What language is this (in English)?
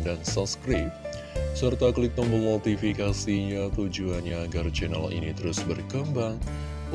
Indonesian